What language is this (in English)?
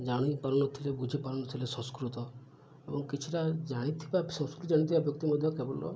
Odia